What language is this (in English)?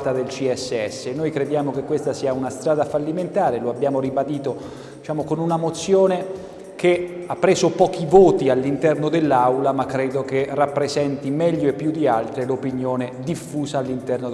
Italian